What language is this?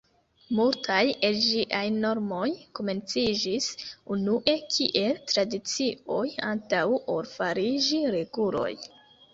Esperanto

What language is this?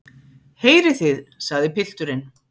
Icelandic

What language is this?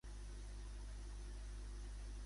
Catalan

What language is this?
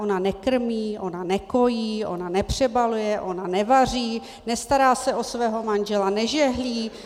Czech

